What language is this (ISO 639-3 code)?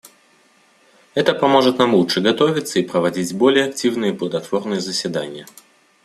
rus